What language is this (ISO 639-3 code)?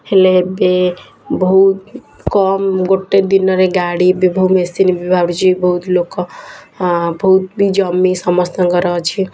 ori